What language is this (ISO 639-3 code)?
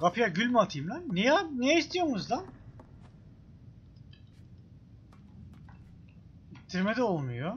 tur